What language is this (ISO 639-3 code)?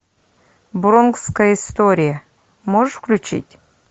rus